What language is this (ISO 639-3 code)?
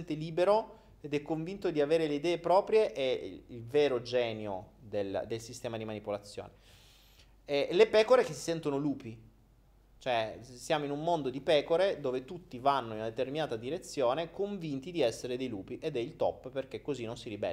ita